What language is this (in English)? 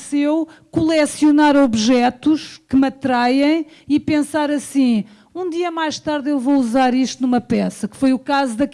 Portuguese